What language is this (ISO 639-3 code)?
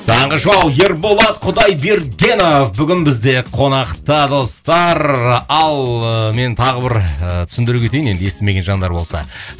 kaz